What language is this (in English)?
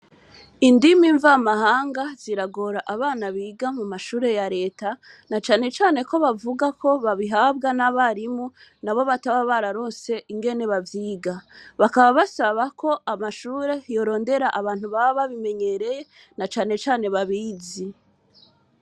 Rundi